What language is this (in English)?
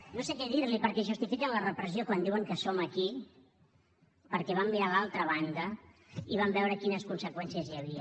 Catalan